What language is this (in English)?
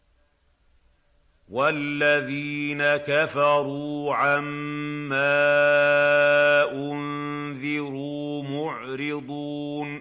Arabic